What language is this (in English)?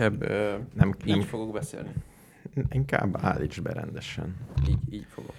Hungarian